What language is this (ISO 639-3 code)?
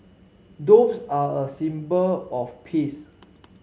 eng